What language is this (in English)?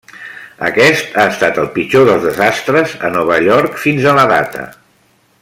Catalan